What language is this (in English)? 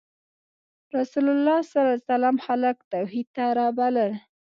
Pashto